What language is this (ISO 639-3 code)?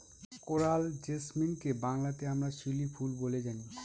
ben